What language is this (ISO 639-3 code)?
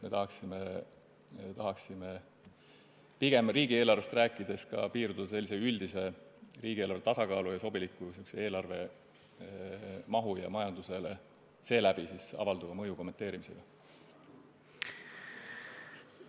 est